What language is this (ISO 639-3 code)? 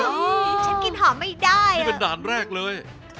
tha